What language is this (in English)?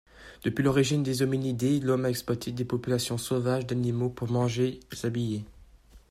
French